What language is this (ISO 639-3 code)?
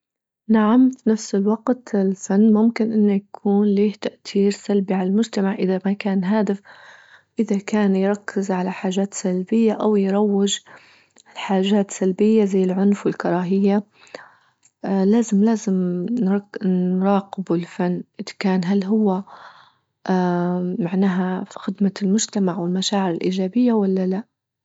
ayl